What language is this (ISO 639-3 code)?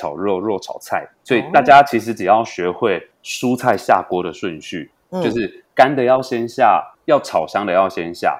zho